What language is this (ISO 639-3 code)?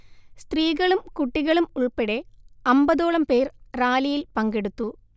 mal